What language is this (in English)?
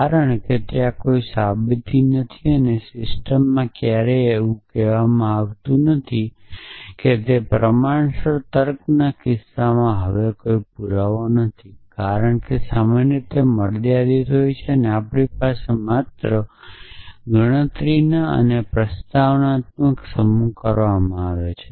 Gujarati